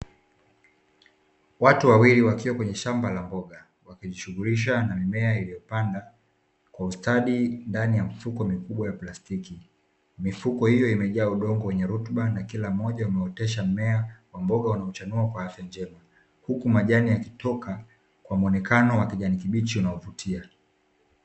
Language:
Swahili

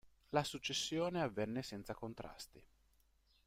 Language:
Italian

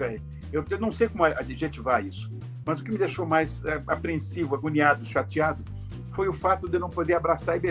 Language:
Portuguese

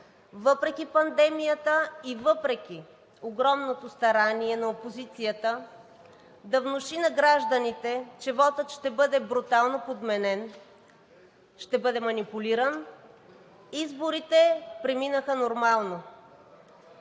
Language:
Bulgarian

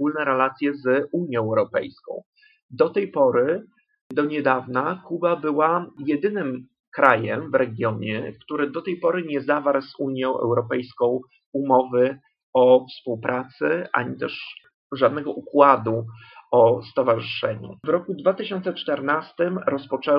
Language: Polish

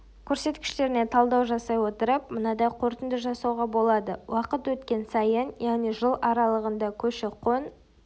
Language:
Kazakh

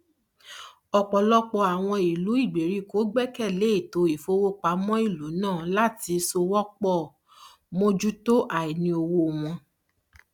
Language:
Yoruba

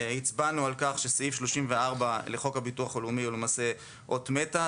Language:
Hebrew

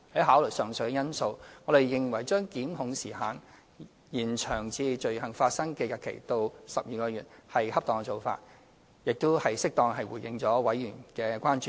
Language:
Cantonese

